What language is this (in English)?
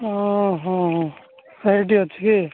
Odia